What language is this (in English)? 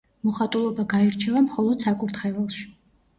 Georgian